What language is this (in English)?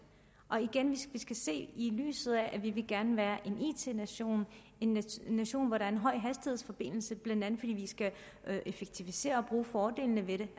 Danish